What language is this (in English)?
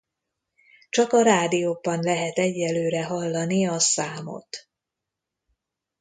Hungarian